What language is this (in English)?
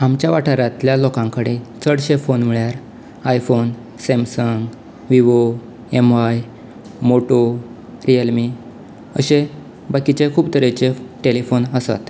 Konkani